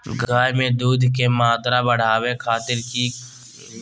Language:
Magahi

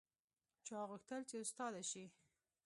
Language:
Pashto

